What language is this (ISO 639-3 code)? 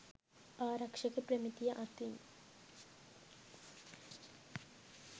sin